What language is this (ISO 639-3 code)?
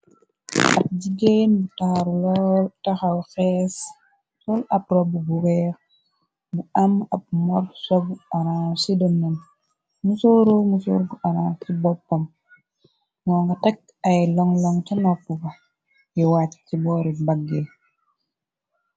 wol